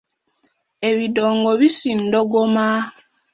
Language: Ganda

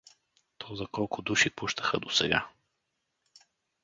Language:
Bulgarian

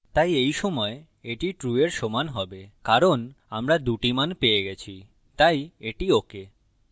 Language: Bangla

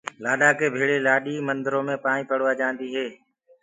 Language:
Gurgula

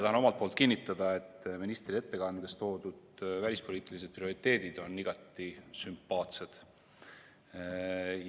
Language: Estonian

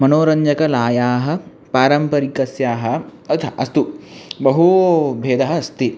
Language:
Sanskrit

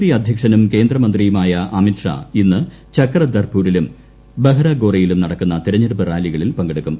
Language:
Malayalam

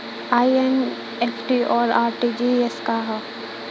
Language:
Bhojpuri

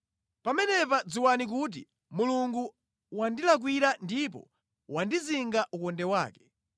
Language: Nyanja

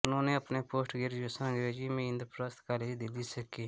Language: Hindi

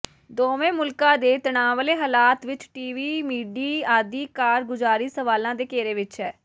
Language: Punjabi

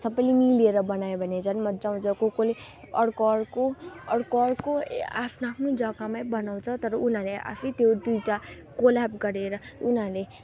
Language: Nepali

